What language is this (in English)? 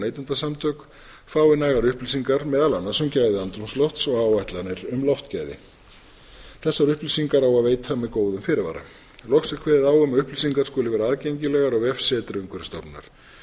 Icelandic